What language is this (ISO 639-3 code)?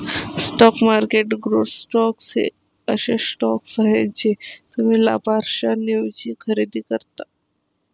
mar